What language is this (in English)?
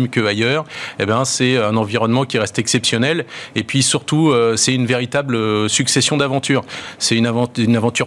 French